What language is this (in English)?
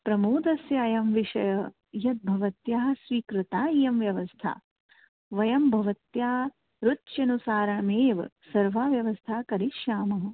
Sanskrit